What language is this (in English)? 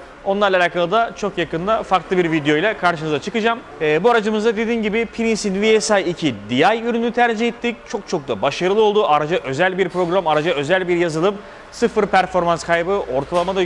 Turkish